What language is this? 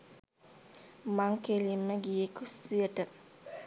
Sinhala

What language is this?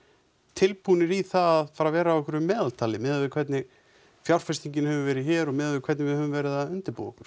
Icelandic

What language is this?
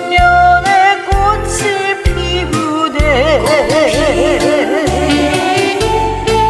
Korean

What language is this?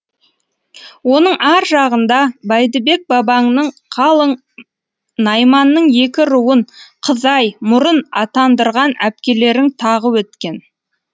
Kazakh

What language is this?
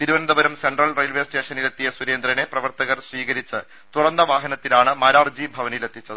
Malayalam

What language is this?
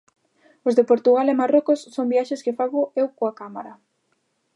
Galician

